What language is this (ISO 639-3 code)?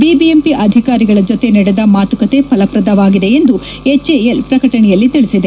kan